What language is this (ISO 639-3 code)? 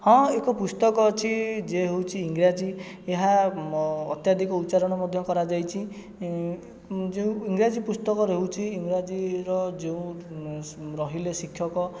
ori